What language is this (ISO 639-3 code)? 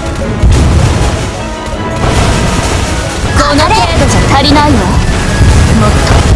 jpn